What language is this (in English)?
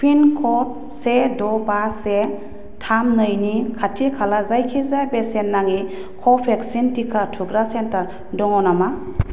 Bodo